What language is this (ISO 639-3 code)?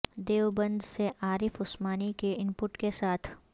urd